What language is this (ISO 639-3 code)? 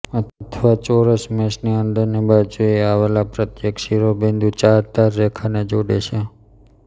guj